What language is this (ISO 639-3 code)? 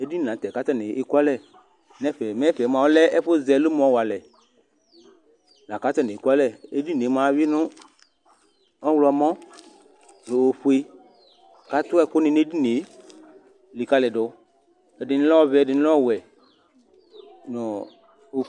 kpo